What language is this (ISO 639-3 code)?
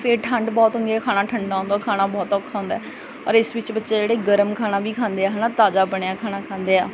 pan